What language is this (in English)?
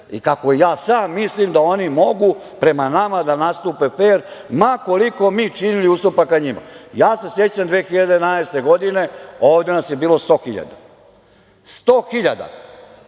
Serbian